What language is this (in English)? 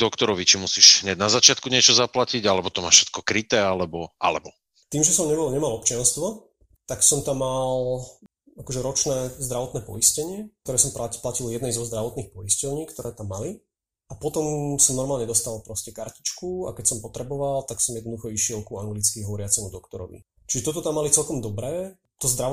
Slovak